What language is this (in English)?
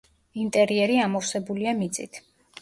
Georgian